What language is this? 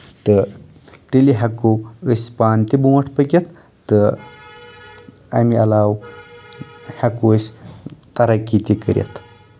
Kashmiri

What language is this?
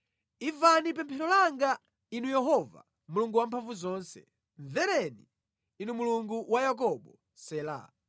Nyanja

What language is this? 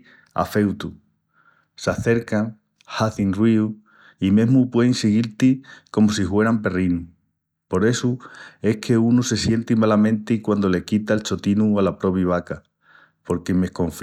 Extremaduran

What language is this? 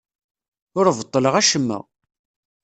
Kabyle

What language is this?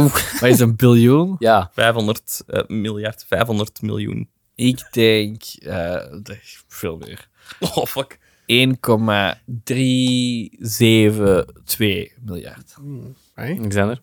Dutch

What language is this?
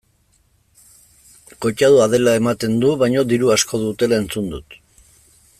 Basque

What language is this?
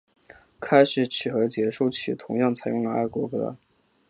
Chinese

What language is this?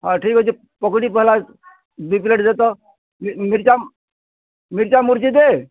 Odia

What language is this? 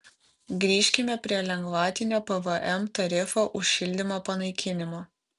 Lithuanian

